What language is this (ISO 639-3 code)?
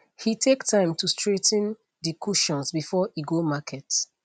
pcm